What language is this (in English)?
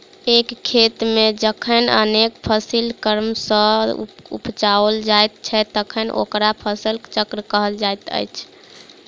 Maithili